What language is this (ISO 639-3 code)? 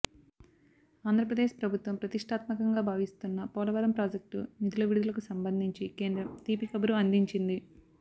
tel